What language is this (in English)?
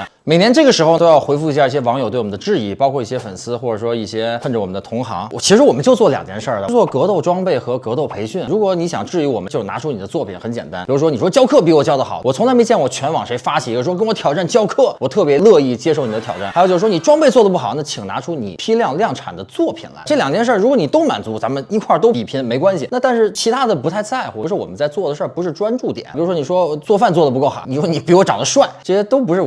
Chinese